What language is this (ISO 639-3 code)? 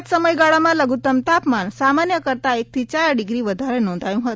guj